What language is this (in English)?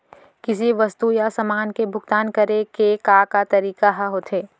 Chhattisgarhi